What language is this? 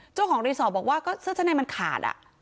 Thai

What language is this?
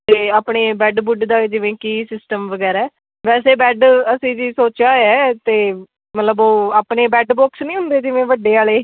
Punjabi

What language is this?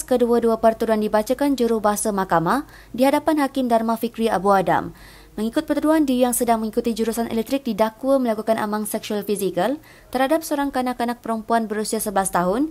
Malay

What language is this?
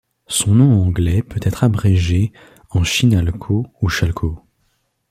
French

